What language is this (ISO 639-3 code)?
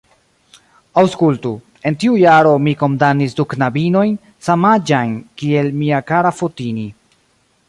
epo